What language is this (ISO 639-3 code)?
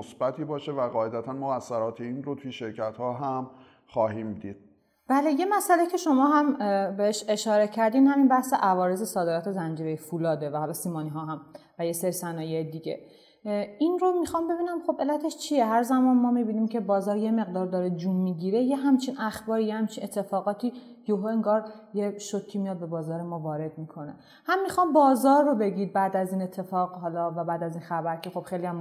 fas